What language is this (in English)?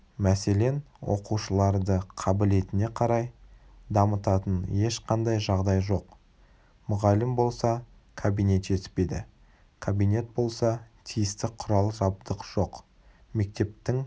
Kazakh